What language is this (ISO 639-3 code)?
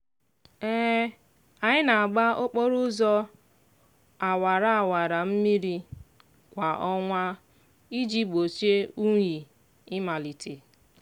ibo